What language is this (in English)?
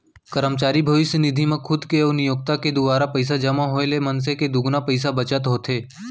Chhattisgarhi